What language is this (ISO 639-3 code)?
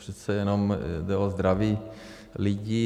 ces